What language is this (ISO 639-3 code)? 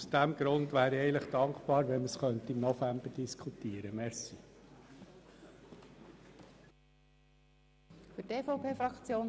gsw